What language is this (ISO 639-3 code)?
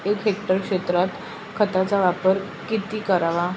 mar